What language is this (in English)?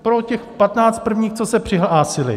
Czech